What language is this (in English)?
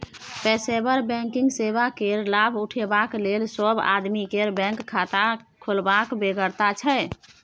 Maithili